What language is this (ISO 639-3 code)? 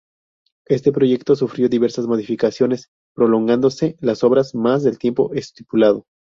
spa